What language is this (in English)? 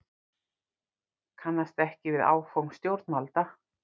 Icelandic